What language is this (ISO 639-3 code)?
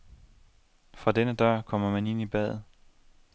dan